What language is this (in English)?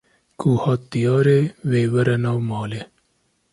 Kurdish